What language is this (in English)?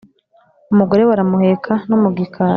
Kinyarwanda